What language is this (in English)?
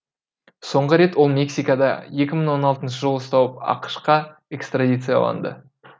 Kazakh